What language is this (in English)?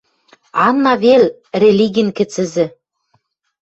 Western Mari